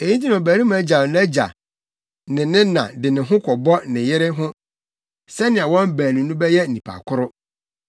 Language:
Akan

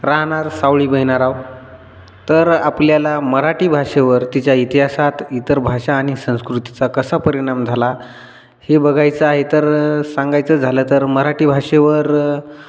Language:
Marathi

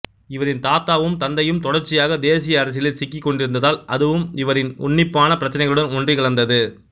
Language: Tamil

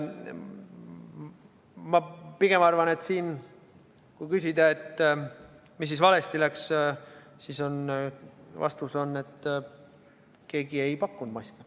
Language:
Estonian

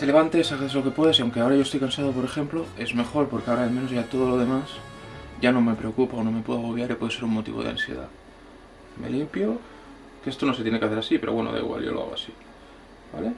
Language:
Spanish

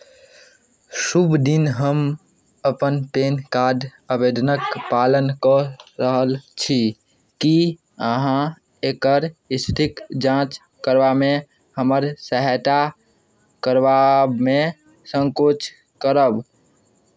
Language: Maithili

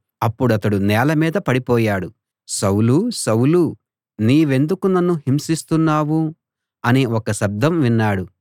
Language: Telugu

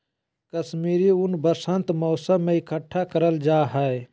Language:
Magahi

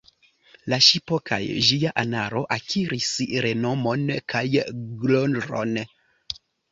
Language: Esperanto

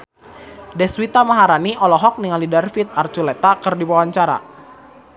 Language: Sundanese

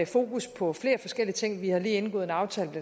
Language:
Danish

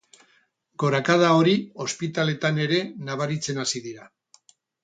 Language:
Basque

